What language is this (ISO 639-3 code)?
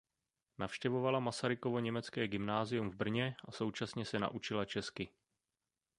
ces